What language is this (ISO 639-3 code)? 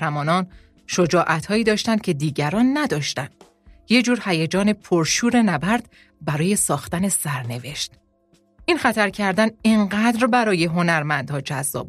fas